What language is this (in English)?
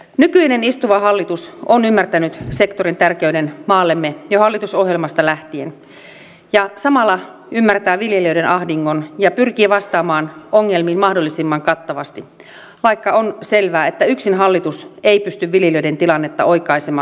Finnish